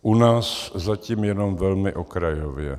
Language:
Czech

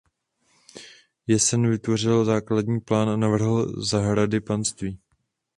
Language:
Czech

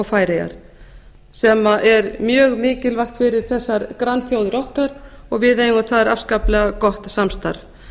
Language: Icelandic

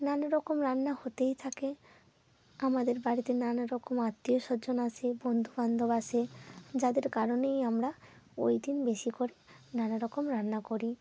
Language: Bangla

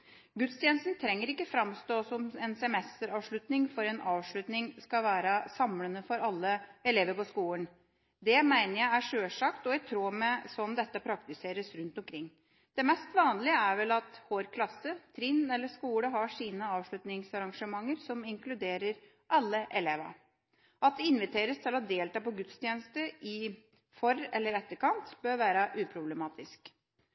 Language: Norwegian Bokmål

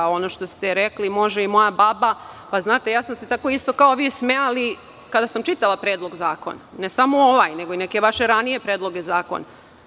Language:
Serbian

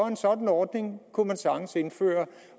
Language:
Danish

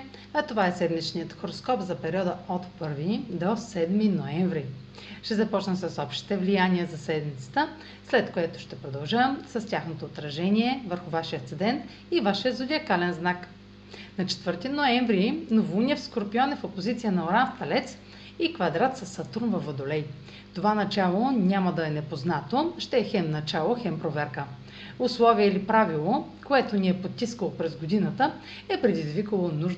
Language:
Bulgarian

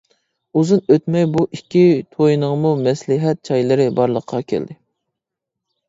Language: Uyghur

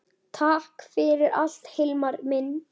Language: Icelandic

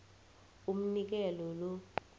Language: South Ndebele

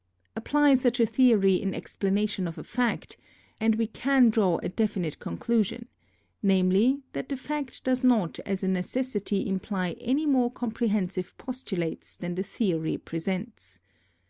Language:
English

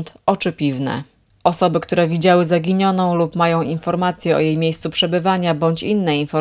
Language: Polish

